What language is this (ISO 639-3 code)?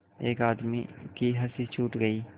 hin